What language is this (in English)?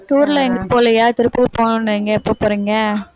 Tamil